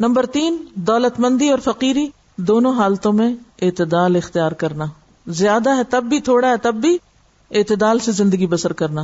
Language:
Urdu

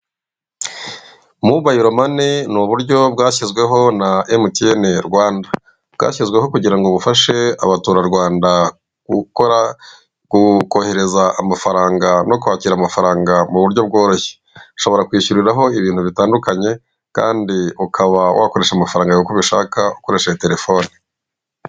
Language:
Kinyarwanda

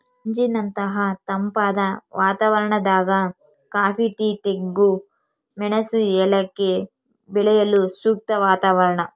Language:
Kannada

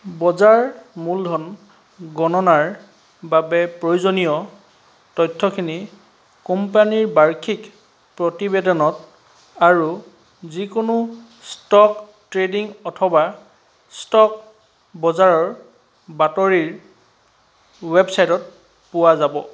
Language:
Assamese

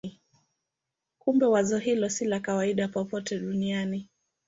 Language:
Swahili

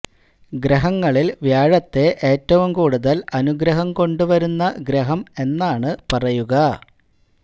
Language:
Malayalam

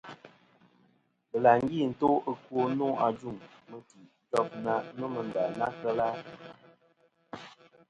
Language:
Kom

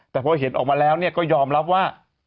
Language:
Thai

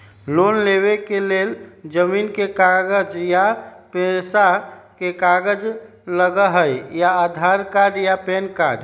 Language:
Magahi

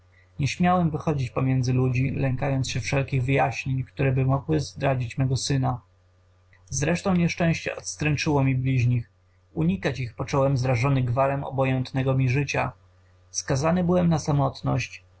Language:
Polish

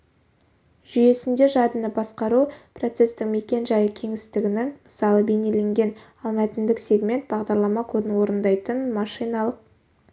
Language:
Kazakh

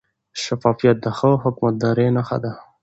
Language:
Pashto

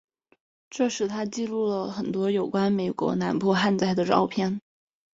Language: Chinese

